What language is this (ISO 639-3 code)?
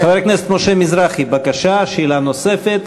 heb